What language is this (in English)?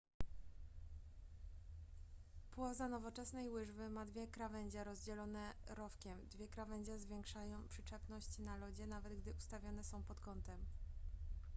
Polish